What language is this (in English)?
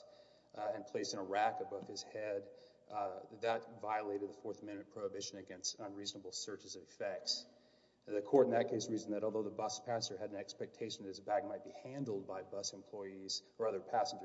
English